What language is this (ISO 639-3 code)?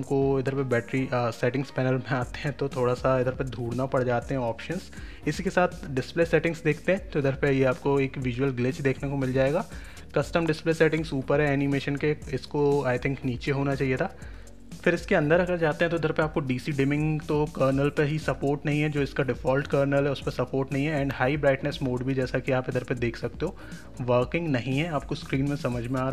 hin